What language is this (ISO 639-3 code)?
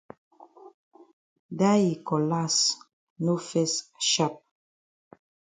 wes